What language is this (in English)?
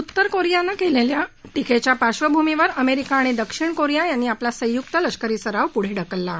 Marathi